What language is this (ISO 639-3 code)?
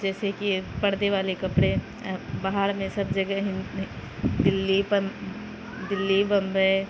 urd